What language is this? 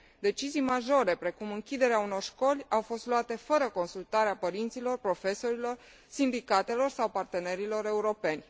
Romanian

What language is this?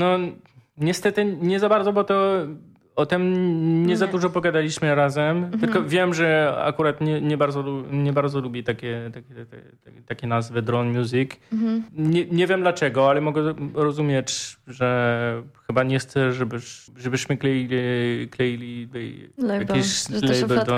Polish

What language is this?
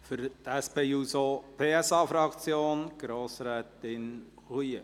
Swiss German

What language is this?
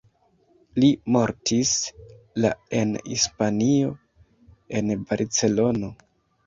Esperanto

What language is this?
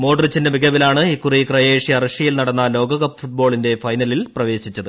Malayalam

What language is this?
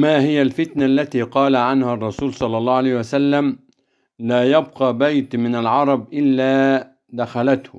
Arabic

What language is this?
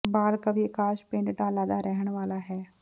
Punjabi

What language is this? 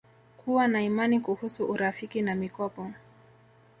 Swahili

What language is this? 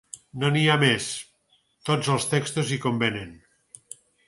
Catalan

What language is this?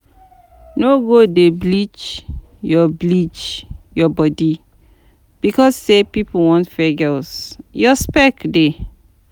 Nigerian Pidgin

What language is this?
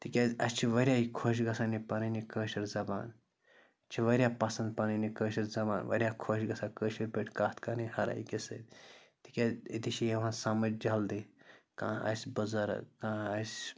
Kashmiri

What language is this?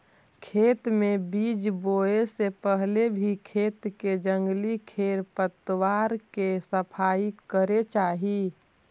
Magahi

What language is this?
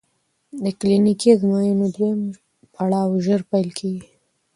Pashto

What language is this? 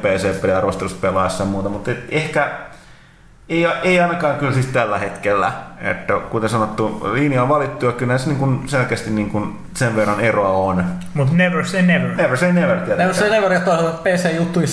Finnish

